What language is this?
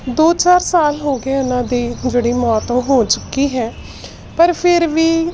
Punjabi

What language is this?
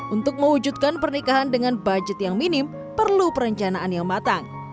Indonesian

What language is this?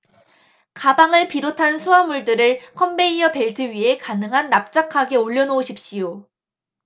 Korean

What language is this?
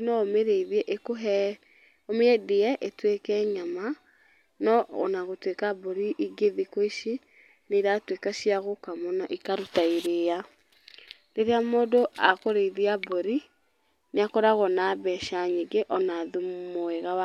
Kikuyu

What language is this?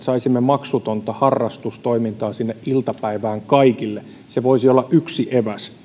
Finnish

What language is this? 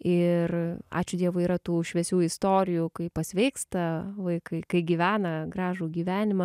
Lithuanian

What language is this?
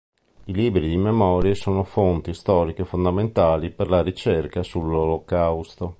Italian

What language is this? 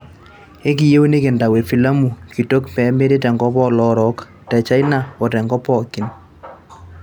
Masai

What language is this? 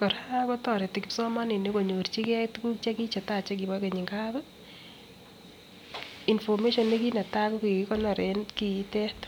Kalenjin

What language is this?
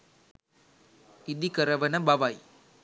Sinhala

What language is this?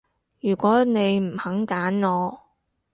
Cantonese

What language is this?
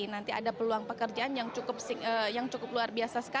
Indonesian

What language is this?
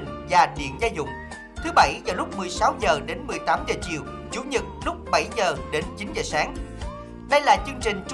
Vietnamese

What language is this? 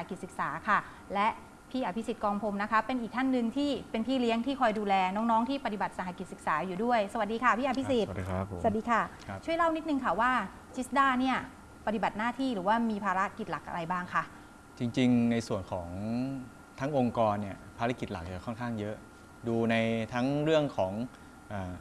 Thai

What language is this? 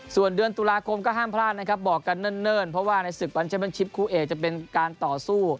Thai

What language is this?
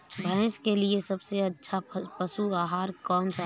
Hindi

